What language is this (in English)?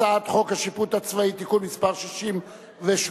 Hebrew